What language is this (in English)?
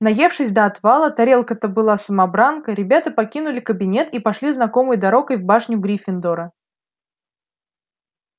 Russian